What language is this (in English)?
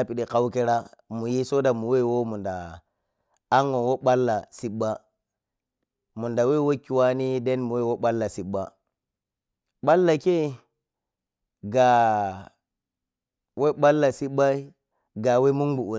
Piya-Kwonci